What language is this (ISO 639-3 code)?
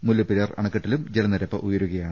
mal